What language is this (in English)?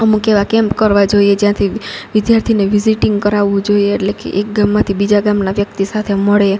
Gujarati